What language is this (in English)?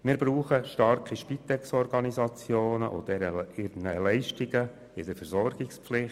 Swiss German